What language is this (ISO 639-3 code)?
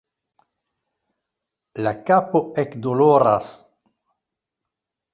epo